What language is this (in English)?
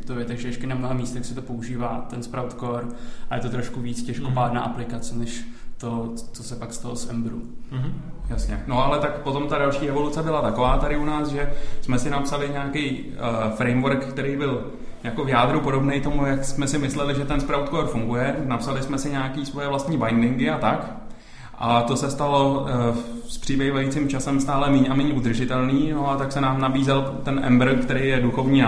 Czech